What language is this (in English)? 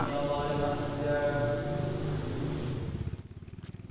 Indonesian